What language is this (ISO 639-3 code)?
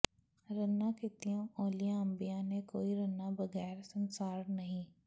pan